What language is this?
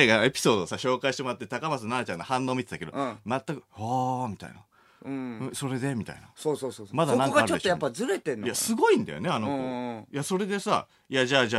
Japanese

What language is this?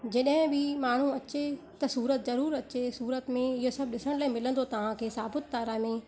Sindhi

